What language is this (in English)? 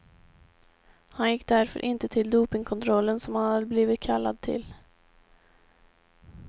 Swedish